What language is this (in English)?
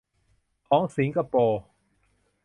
Thai